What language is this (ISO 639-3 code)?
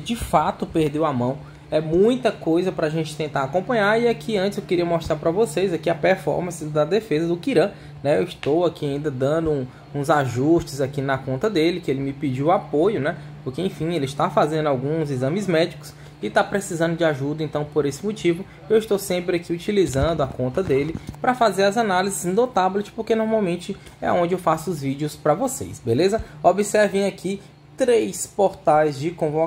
por